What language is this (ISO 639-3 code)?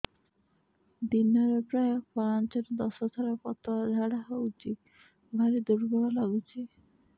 ori